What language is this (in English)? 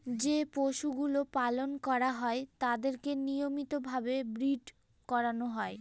Bangla